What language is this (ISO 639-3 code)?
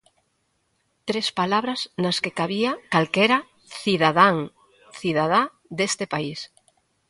glg